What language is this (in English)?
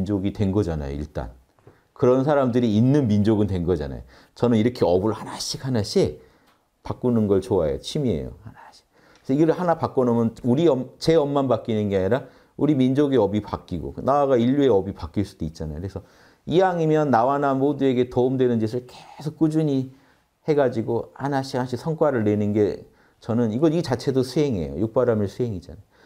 Korean